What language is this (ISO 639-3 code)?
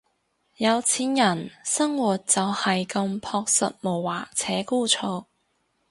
yue